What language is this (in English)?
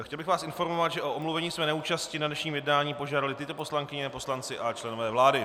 Czech